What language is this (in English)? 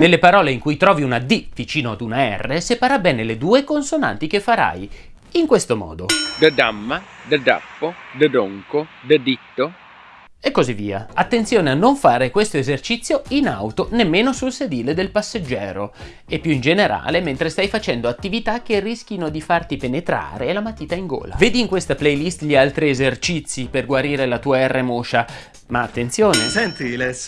Italian